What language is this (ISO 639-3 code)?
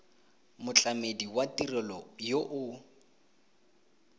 tsn